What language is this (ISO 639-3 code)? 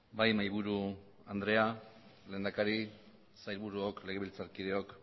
eus